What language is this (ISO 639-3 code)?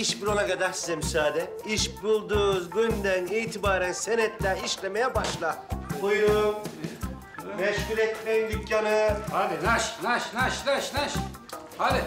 tur